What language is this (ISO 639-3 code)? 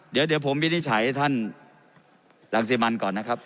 tha